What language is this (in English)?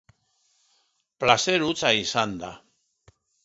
Basque